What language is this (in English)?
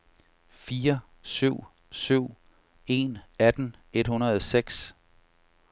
Danish